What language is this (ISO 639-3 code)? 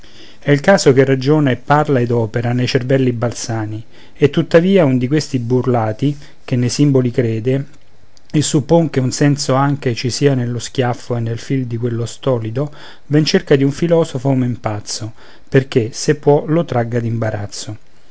ita